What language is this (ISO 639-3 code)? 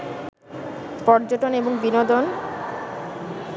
ben